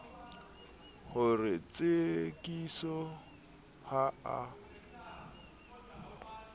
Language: Southern Sotho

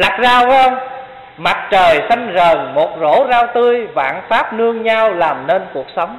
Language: Vietnamese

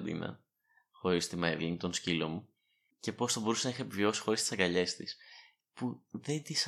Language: Greek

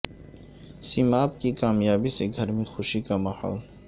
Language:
Urdu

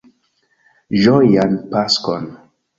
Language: Esperanto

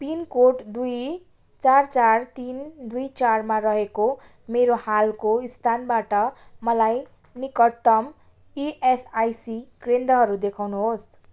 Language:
Nepali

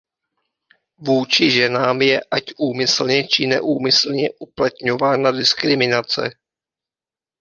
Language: Czech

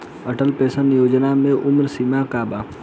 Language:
Bhojpuri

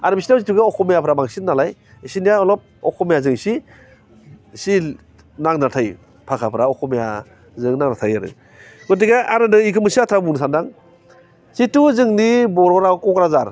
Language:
Bodo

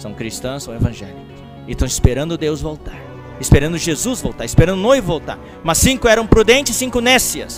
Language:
Portuguese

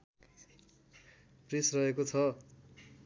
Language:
Nepali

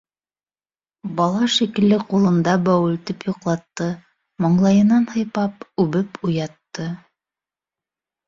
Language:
Bashkir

